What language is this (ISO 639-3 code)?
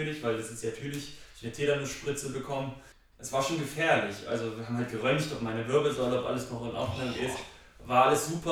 deu